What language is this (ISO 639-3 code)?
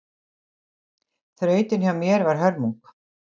isl